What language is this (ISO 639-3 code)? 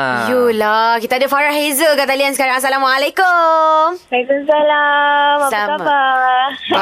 msa